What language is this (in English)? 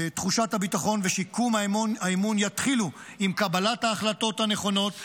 Hebrew